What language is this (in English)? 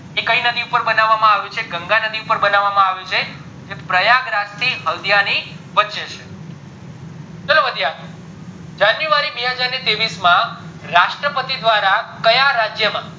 Gujarati